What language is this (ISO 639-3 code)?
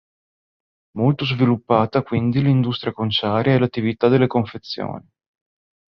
ita